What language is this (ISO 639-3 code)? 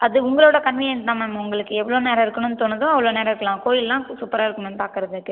tam